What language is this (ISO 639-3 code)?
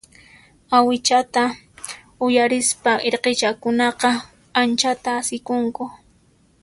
qxp